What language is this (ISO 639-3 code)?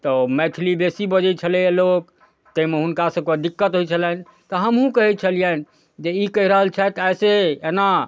mai